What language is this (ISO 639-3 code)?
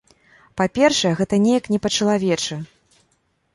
bel